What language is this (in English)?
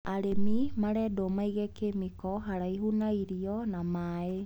Kikuyu